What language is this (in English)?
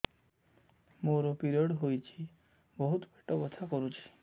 Odia